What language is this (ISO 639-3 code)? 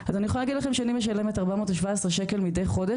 heb